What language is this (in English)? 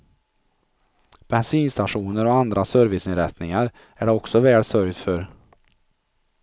Swedish